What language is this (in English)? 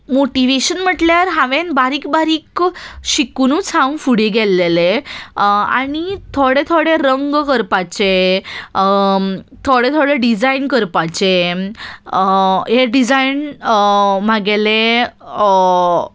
Konkani